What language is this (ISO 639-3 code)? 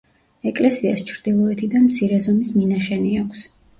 kat